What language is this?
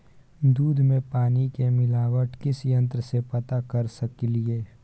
Maithili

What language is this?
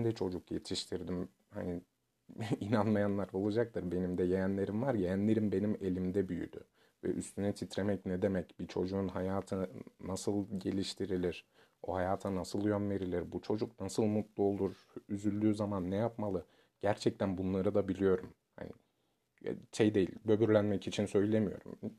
Turkish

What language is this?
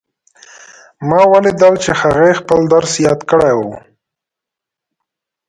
Pashto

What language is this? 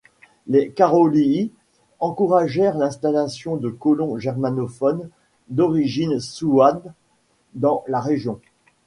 French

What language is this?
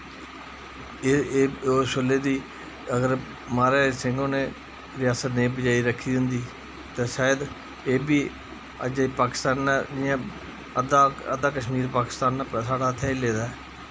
Dogri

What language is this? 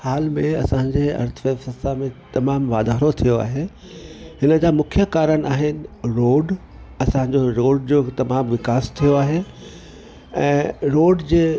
Sindhi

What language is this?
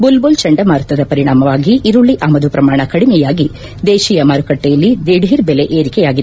Kannada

